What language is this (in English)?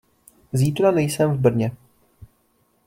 Czech